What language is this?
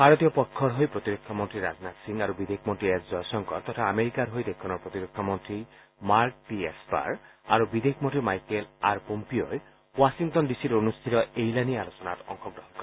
Assamese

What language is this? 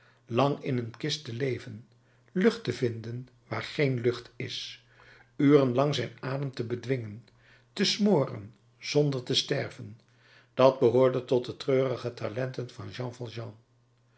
Dutch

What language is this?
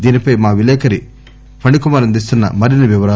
Telugu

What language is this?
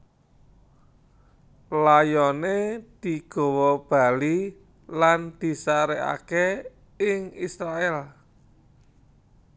Javanese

